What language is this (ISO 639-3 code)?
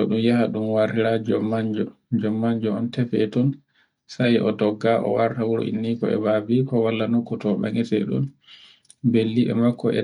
fue